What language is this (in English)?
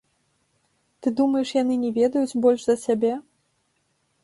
Belarusian